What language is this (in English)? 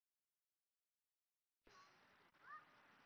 Japanese